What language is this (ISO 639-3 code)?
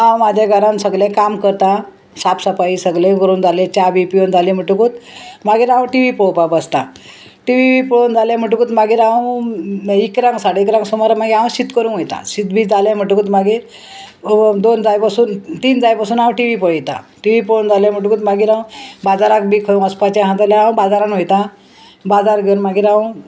kok